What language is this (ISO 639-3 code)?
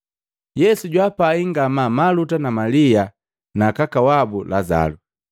mgv